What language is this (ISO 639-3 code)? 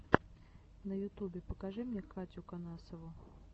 rus